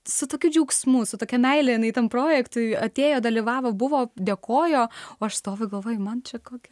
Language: Lithuanian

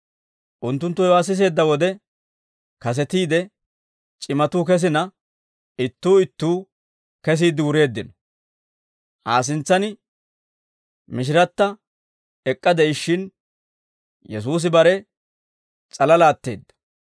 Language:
Dawro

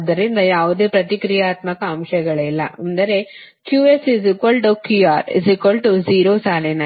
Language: Kannada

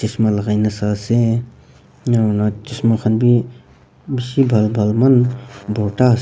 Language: Naga Pidgin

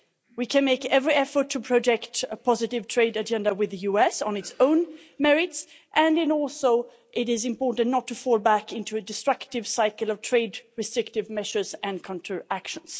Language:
English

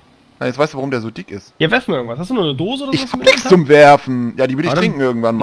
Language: German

